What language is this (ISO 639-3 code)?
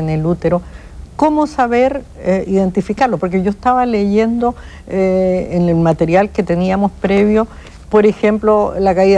spa